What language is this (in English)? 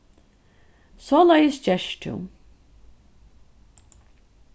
Faroese